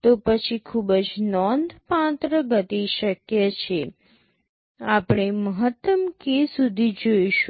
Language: Gujarati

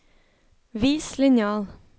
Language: Norwegian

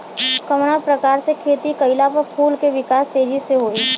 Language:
Bhojpuri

